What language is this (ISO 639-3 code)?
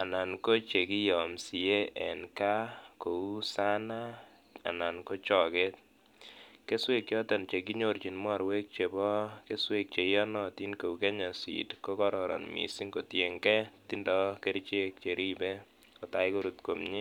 kln